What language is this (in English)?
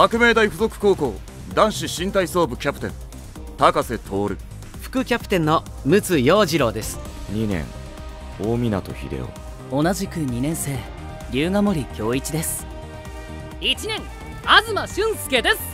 Japanese